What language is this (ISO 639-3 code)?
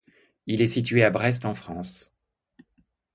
fra